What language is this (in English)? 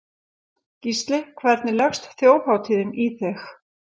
Icelandic